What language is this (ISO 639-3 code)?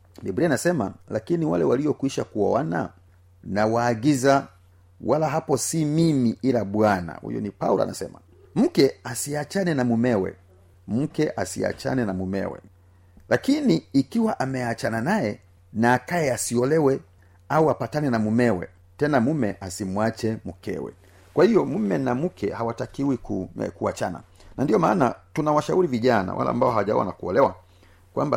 swa